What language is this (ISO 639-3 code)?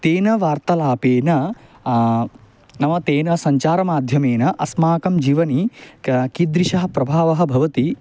san